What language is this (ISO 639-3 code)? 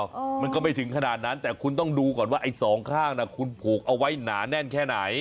tha